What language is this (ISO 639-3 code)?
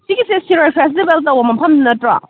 mni